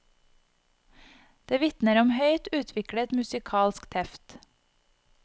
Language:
Norwegian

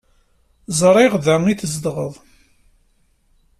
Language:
Kabyle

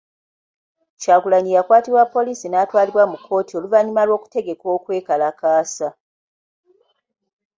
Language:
Ganda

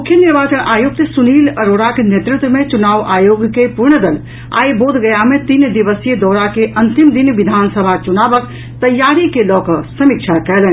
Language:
Maithili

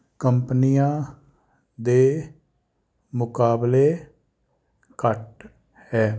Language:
Punjabi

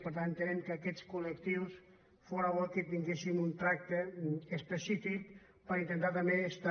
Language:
Catalan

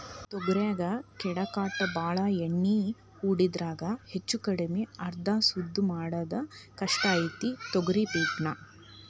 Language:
Kannada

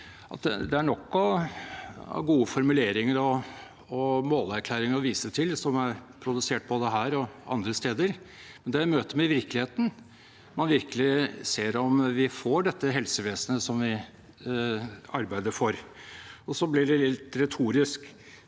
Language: Norwegian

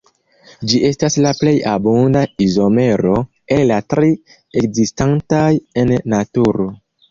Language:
Esperanto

